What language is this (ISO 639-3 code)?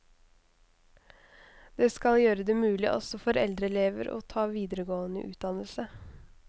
nor